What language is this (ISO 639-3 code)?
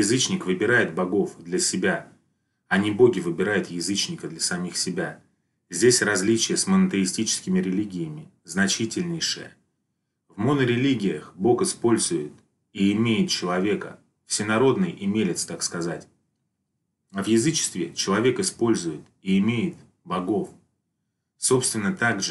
rus